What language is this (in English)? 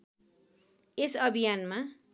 Nepali